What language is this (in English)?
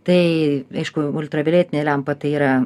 Lithuanian